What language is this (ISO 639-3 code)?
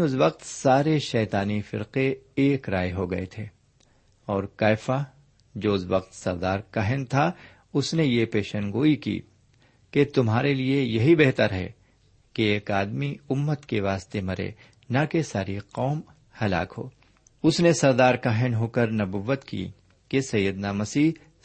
urd